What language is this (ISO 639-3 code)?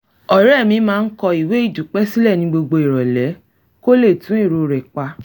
yor